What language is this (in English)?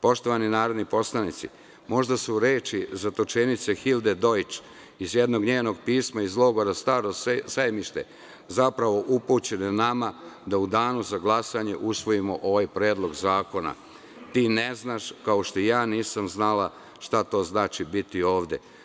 Serbian